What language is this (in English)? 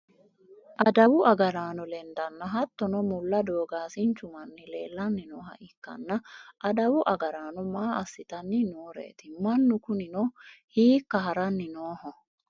Sidamo